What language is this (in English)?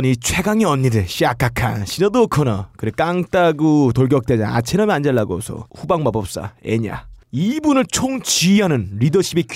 Korean